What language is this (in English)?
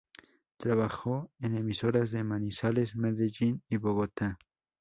Spanish